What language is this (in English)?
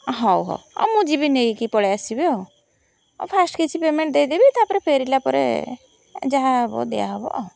Odia